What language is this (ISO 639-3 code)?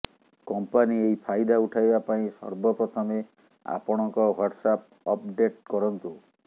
ori